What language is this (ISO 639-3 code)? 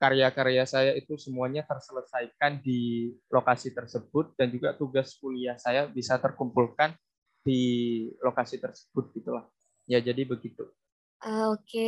ind